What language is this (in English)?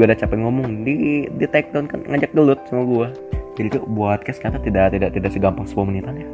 Indonesian